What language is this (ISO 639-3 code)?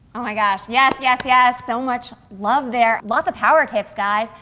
eng